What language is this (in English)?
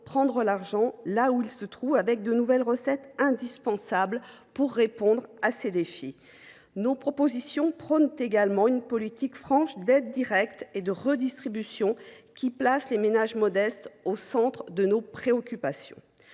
French